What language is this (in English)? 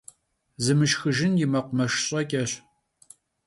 Kabardian